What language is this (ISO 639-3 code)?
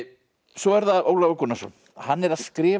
isl